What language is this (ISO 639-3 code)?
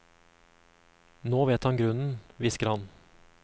nor